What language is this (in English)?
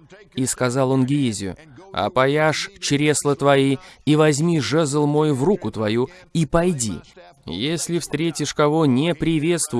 Russian